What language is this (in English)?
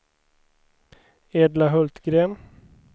Swedish